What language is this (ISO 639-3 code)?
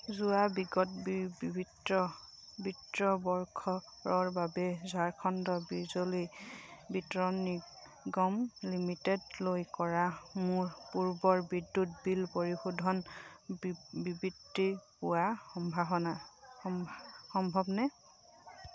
asm